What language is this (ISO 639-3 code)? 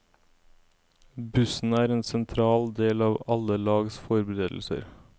nor